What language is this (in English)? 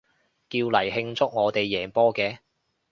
Cantonese